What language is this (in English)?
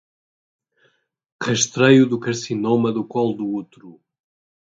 Portuguese